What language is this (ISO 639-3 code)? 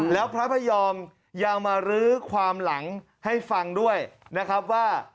tha